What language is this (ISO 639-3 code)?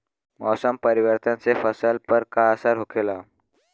bho